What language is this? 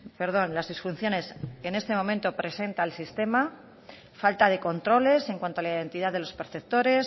Spanish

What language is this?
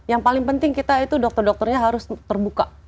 Indonesian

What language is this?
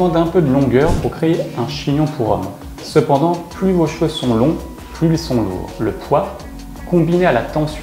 French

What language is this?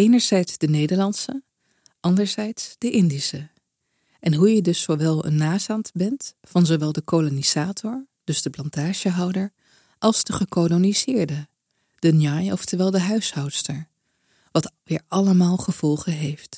Dutch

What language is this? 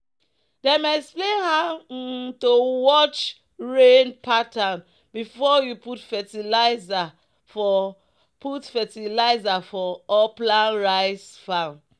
Nigerian Pidgin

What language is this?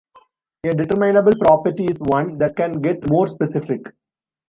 English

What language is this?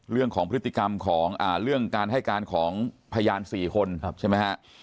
Thai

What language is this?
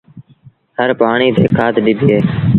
Sindhi Bhil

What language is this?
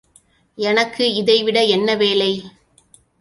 Tamil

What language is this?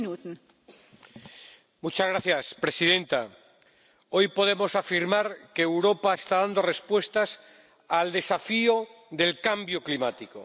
Spanish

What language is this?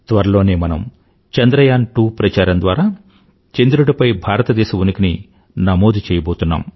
Telugu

